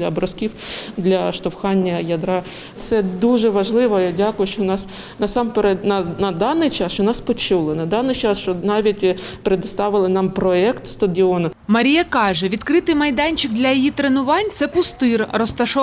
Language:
Ukrainian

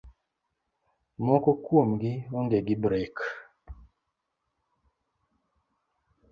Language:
Luo (Kenya and Tanzania)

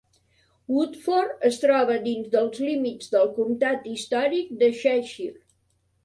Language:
Catalan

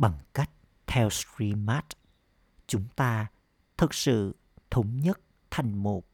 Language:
Vietnamese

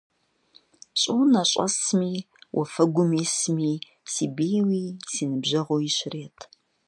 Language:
Kabardian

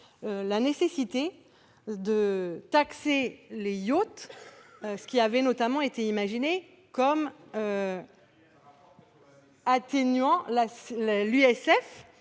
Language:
French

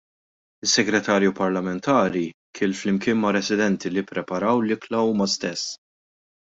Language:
Maltese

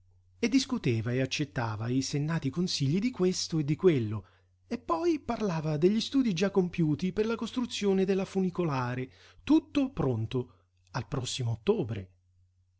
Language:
Italian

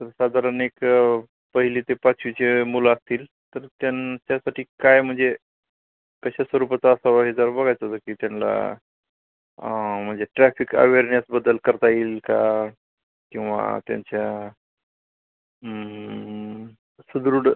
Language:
Marathi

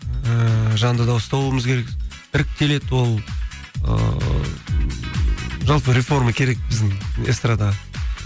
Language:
Kazakh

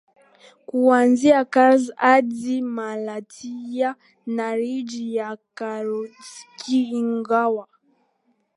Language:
Swahili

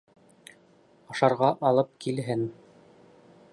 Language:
Bashkir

